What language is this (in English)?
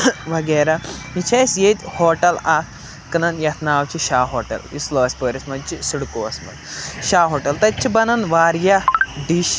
Kashmiri